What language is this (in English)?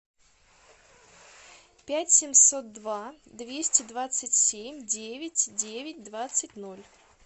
Russian